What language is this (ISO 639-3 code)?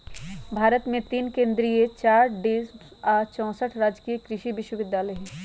mag